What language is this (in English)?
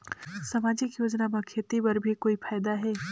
Chhattisgarhi